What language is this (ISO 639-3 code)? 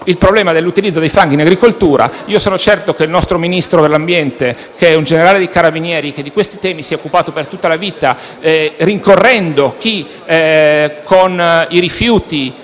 ita